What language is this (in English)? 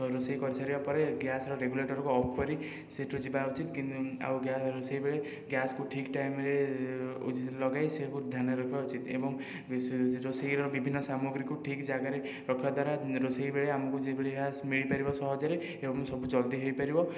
Odia